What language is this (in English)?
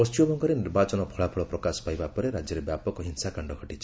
Odia